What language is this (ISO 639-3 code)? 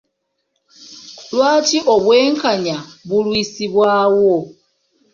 lug